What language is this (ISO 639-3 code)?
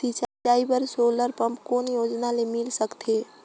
hne